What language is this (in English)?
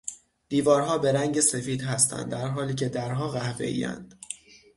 Persian